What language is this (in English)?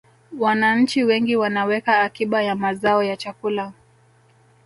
Swahili